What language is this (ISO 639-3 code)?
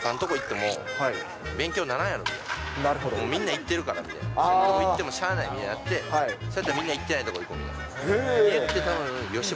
jpn